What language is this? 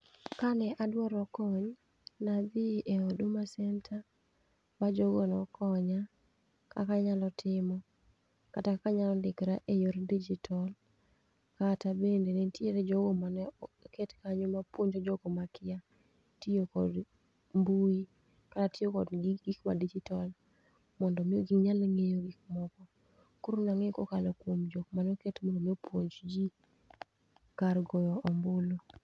Luo (Kenya and Tanzania)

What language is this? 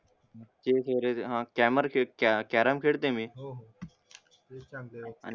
Marathi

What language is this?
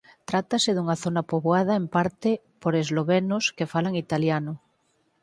Galician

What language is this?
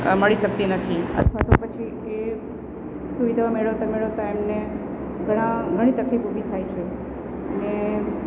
Gujarati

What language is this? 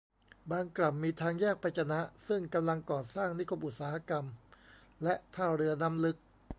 Thai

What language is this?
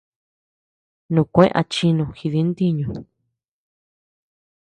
Tepeuxila Cuicatec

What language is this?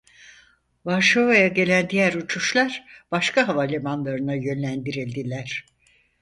Turkish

